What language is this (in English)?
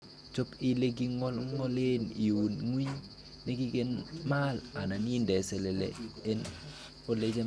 Kalenjin